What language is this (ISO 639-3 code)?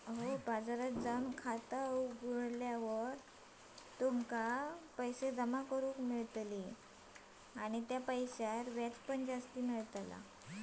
mar